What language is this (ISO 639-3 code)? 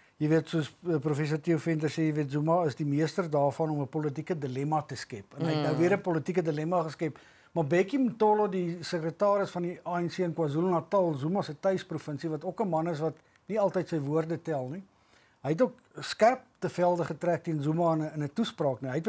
nld